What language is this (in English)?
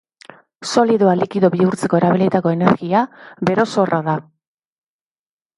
Basque